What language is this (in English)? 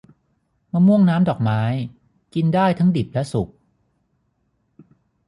Thai